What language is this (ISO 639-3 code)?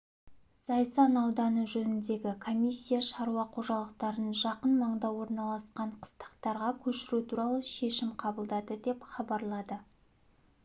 kaz